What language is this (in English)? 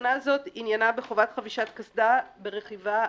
Hebrew